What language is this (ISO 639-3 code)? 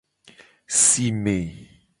gej